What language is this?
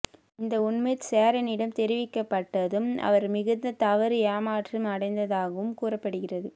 Tamil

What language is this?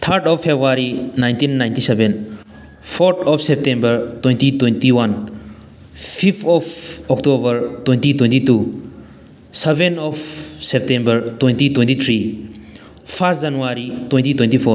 Manipuri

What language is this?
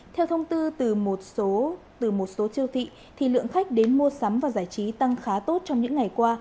Vietnamese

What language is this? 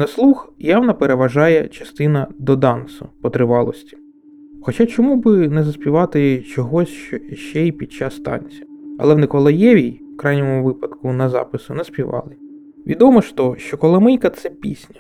Ukrainian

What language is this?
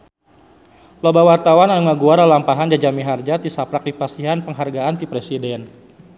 Sundanese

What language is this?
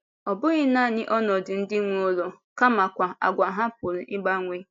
Igbo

